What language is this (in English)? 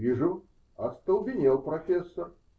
Russian